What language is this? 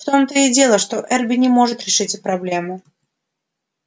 Russian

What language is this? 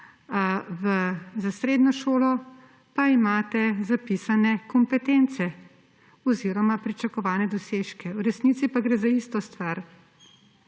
Slovenian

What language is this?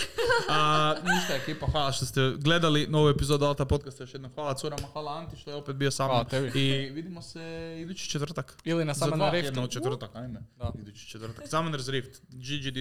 Croatian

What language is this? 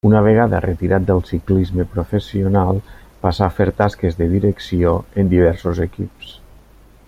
Catalan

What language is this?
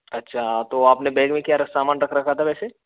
Hindi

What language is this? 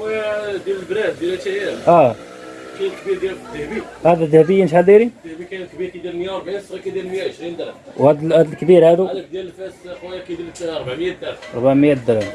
Arabic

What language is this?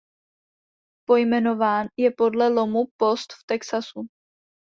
Czech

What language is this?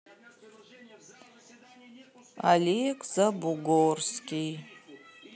Russian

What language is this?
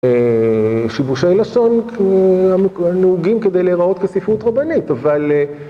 Hebrew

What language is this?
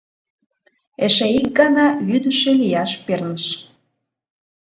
Mari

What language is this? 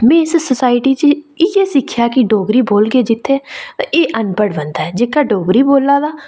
Dogri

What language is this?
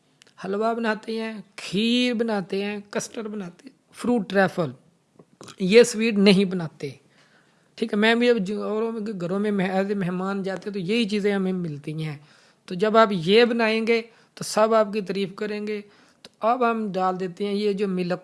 Urdu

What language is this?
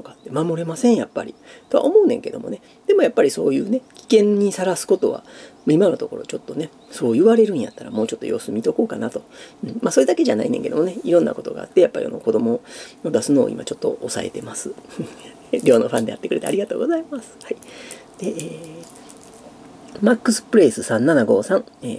Japanese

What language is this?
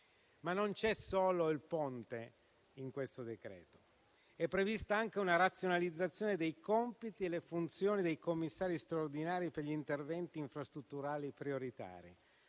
Italian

